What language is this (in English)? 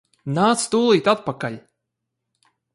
Latvian